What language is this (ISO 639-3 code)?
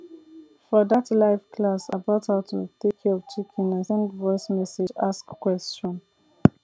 pcm